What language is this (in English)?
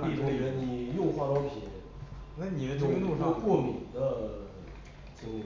Chinese